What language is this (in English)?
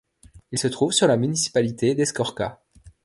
French